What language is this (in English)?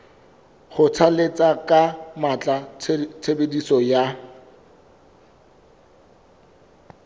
Southern Sotho